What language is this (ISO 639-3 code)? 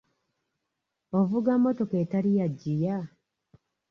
lug